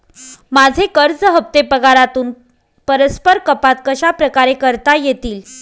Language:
Marathi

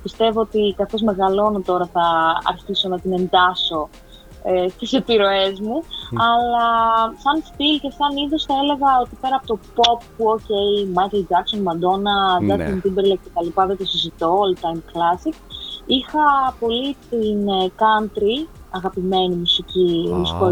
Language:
Greek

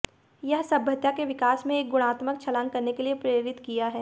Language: Hindi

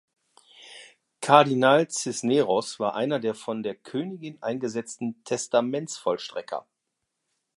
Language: German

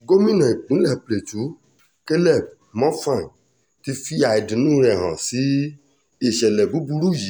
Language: Yoruba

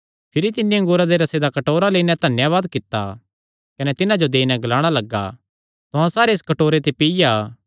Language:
Kangri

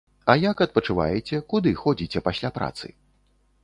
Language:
Belarusian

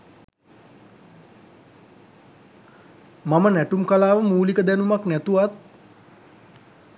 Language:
Sinhala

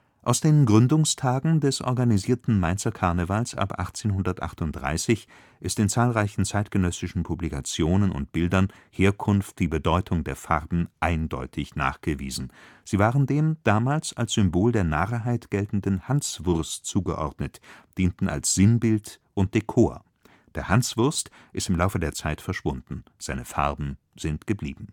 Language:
German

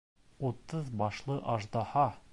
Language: Bashkir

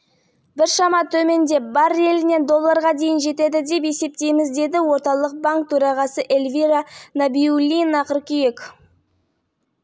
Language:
Kazakh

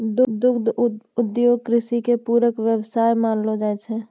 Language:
Maithili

